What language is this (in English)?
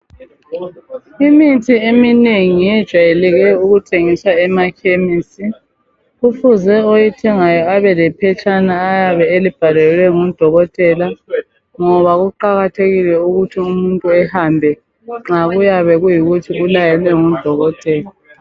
North Ndebele